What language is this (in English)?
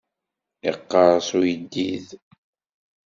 Kabyle